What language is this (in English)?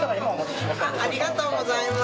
Japanese